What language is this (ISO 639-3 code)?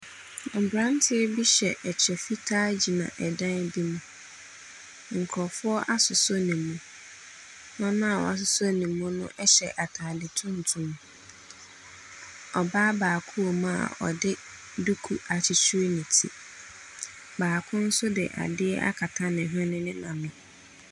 aka